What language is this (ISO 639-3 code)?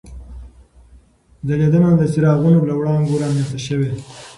pus